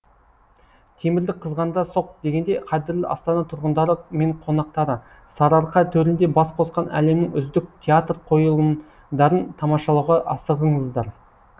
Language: Kazakh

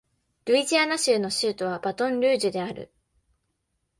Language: Japanese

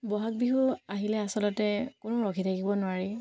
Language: Assamese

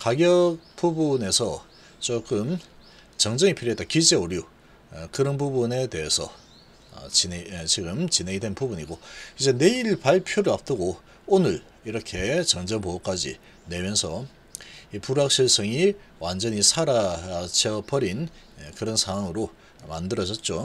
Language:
Korean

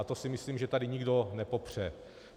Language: Czech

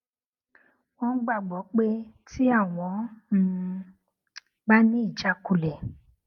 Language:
Yoruba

